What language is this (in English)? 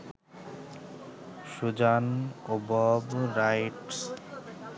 Bangla